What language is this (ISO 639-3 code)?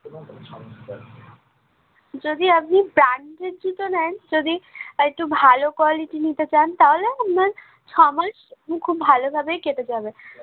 ben